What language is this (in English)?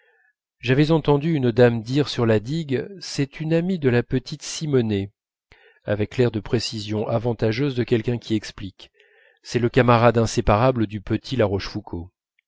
French